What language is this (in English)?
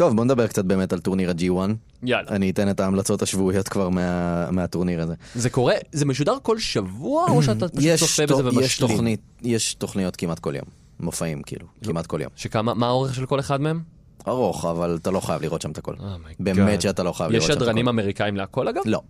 Hebrew